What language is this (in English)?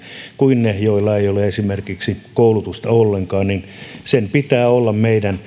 Finnish